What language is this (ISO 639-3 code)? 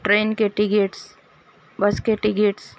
urd